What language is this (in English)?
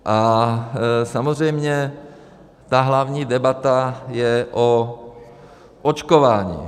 Czech